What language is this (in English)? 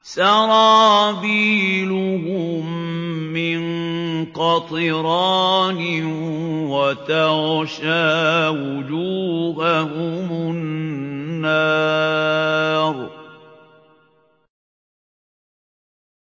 Arabic